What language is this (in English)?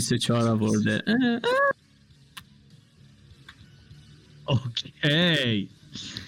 Persian